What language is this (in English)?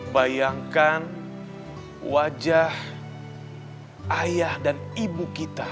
Indonesian